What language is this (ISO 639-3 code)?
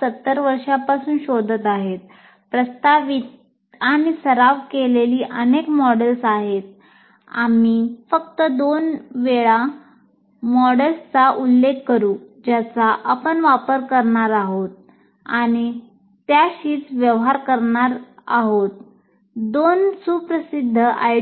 mar